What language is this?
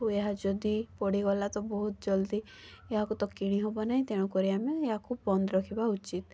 Odia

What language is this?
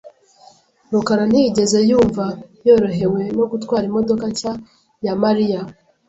Kinyarwanda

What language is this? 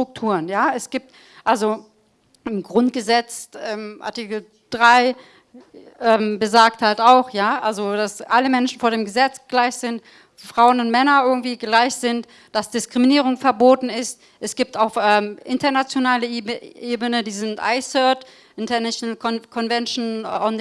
German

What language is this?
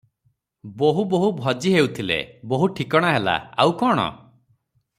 Odia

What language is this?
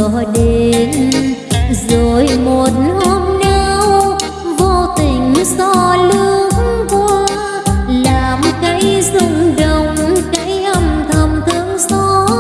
Vietnamese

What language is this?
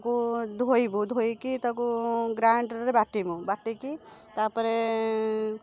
Odia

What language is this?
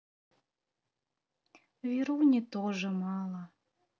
Russian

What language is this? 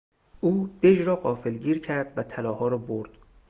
Persian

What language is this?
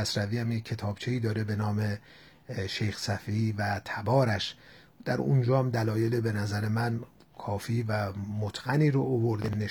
Persian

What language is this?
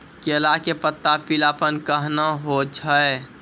Maithili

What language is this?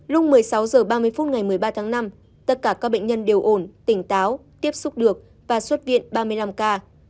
Vietnamese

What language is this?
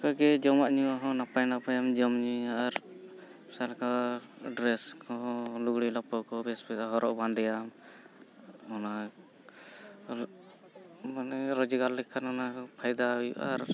Santali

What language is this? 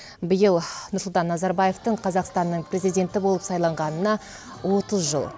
Kazakh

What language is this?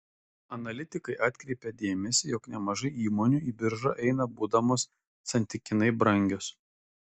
Lithuanian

